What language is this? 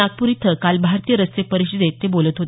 Marathi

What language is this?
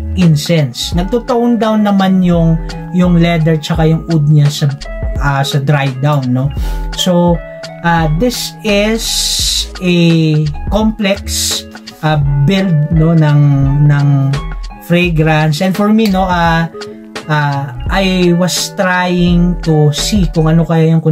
Filipino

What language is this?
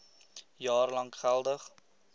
Afrikaans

